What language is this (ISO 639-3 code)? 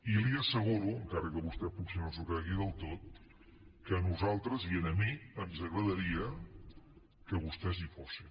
cat